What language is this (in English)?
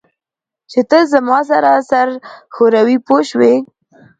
Pashto